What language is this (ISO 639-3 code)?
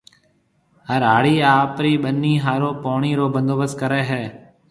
mve